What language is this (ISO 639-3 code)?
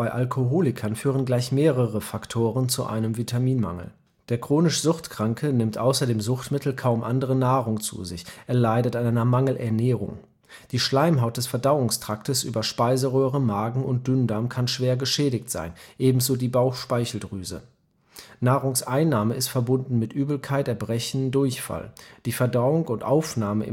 deu